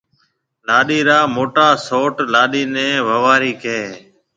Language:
Marwari (Pakistan)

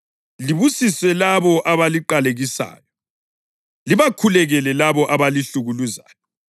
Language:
North Ndebele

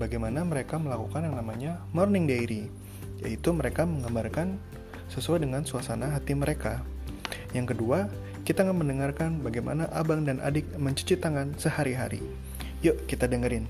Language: Indonesian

